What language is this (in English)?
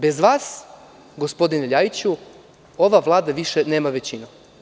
Serbian